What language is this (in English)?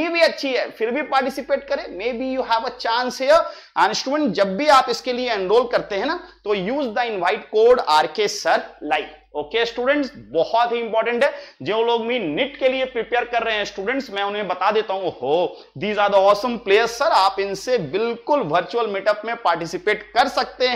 Hindi